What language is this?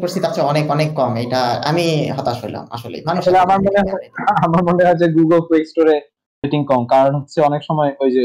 Bangla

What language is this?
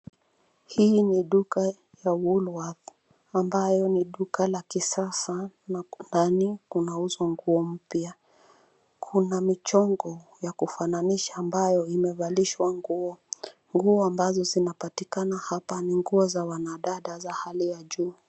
Swahili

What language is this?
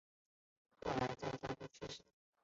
Chinese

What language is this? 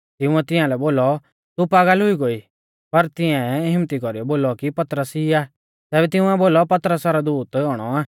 Mahasu Pahari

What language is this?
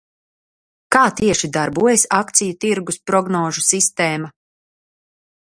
Latvian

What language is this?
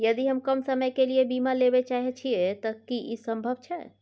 Maithili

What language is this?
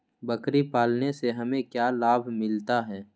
Magahi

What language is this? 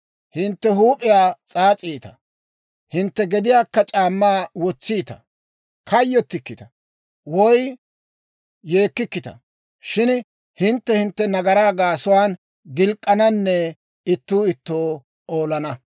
Dawro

